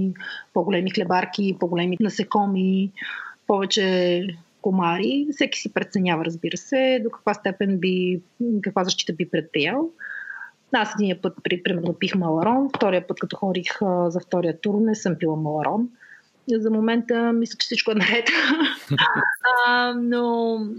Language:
Bulgarian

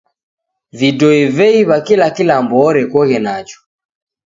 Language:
Taita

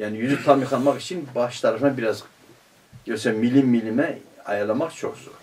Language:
Turkish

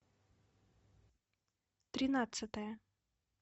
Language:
Russian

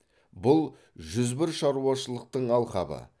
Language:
Kazakh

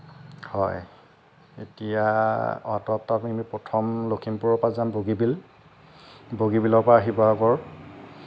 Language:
Assamese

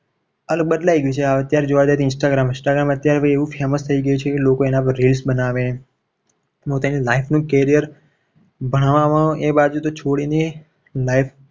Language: Gujarati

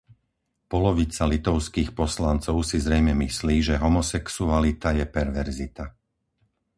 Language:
Slovak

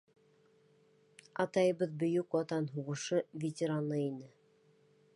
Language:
Bashkir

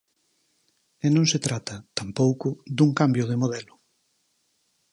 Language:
Galician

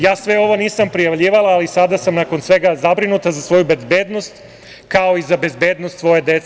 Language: Serbian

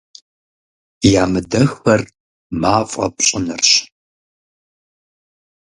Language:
Kabardian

